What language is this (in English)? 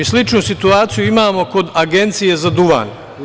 Serbian